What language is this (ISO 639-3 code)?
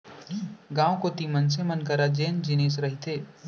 hne